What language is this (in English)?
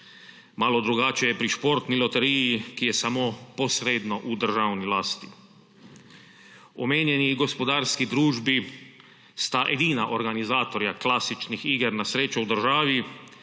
Slovenian